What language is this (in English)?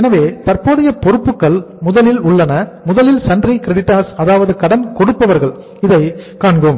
Tamil